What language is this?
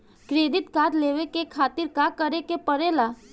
Bhojpuri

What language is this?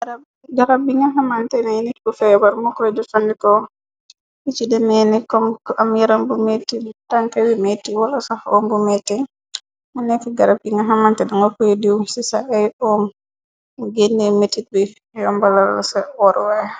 Wolof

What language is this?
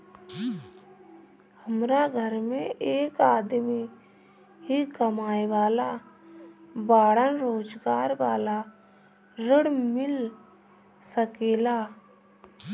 Bhojpuri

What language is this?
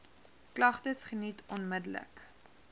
Afrikaans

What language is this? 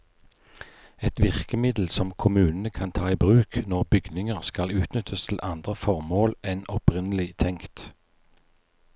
Norwegian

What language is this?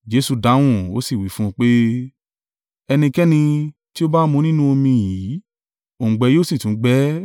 Yoruba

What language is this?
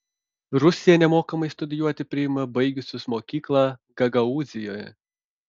Lithuanian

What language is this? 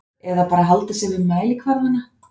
Icelandic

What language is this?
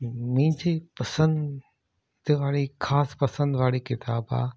Sindhi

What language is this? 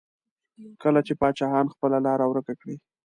Pashto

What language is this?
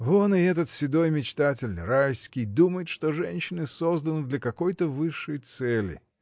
Russian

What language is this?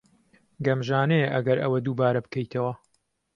Central Kurdish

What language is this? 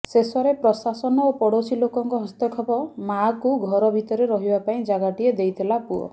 Odia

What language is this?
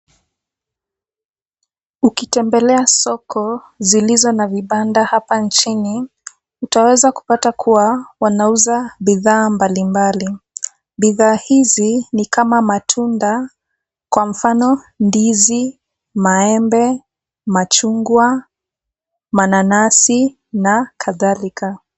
Swahili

